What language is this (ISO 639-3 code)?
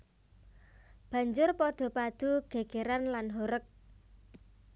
jav